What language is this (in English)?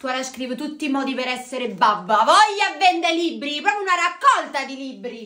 Italian